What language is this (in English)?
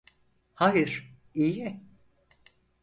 Turkish